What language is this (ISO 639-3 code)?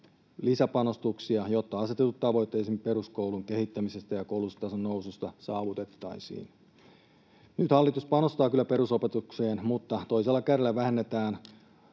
fin